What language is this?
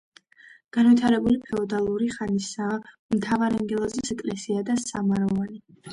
Georgian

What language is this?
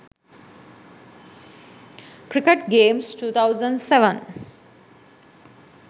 Sinhala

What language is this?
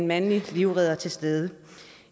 Danish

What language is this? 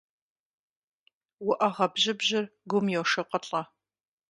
Kabardian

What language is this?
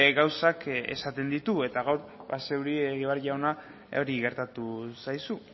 Basque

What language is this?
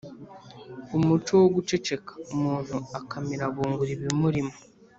Kinyarwanda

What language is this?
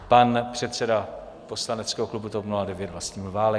Czech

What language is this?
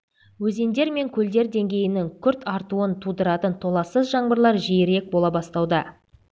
Kazakh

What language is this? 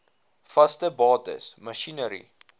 Afrikaans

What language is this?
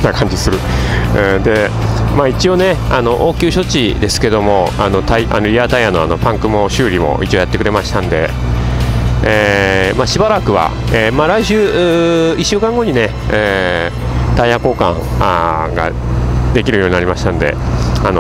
Japanese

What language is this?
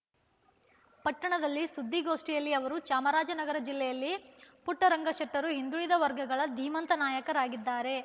Kannada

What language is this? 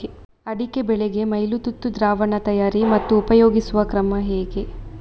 Kannada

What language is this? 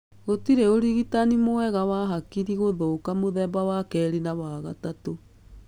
Kikuyu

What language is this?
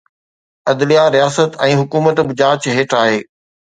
Sindhi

